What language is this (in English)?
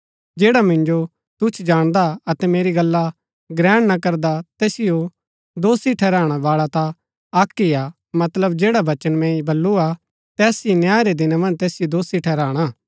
Gaddi